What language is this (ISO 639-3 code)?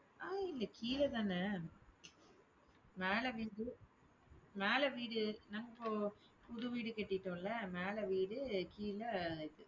tam